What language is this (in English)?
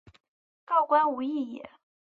Chinese